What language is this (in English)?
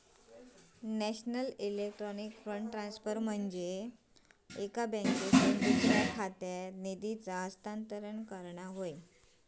Marathi